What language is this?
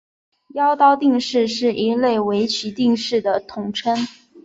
Chinese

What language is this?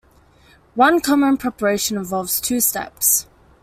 English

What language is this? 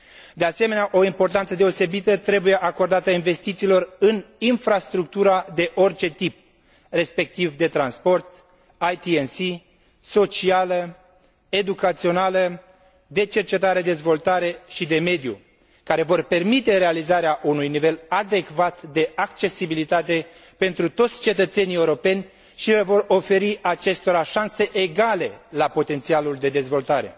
Romanian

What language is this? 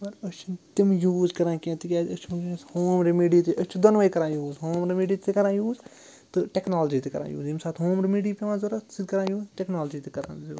Kashmiri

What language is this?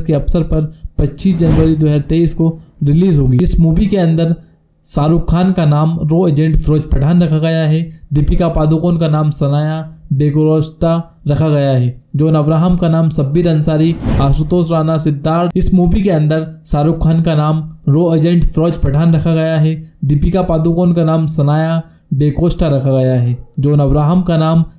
Hindi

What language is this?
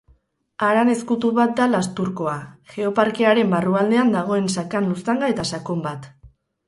Basque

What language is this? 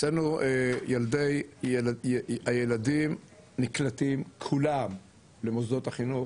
Hebrew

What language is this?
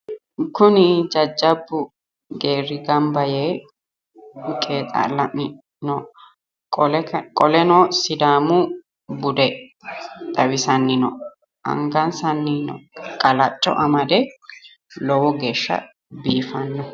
Sidamo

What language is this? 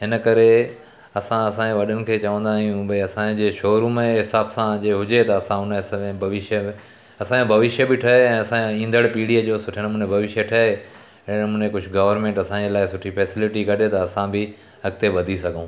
Sindhi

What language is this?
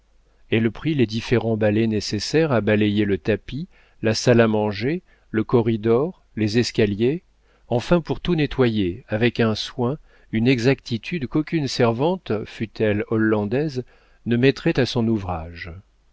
French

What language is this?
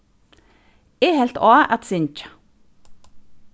Faroese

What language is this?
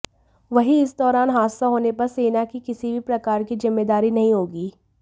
Hindi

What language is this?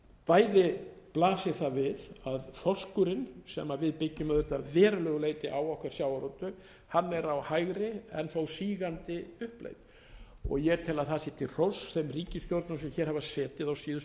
Icelandic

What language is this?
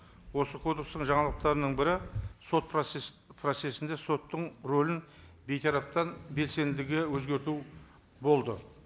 Kazakh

